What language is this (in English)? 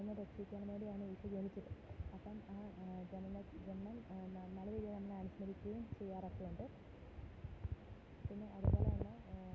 Malayalam